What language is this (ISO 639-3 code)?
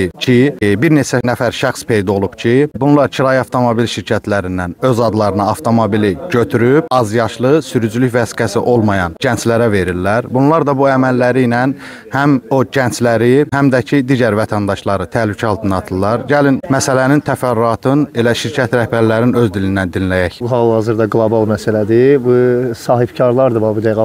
tur